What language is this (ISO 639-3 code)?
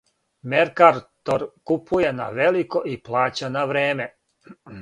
srp